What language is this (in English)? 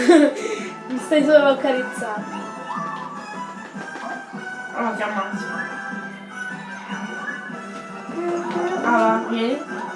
Italian